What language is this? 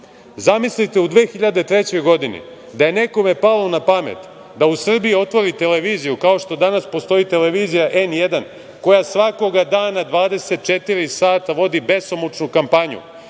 Serbian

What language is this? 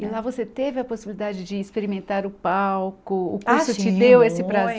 Portuguese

